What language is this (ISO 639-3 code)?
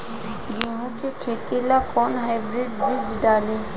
bho